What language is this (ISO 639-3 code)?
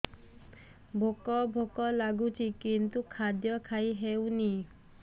ori